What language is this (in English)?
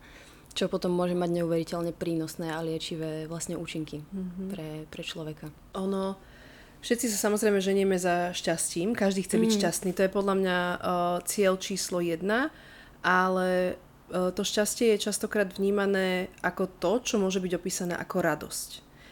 Slovak